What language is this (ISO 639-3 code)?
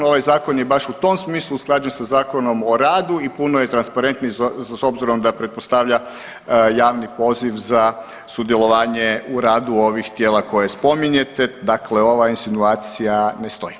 hrv